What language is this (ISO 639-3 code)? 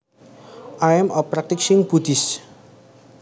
jav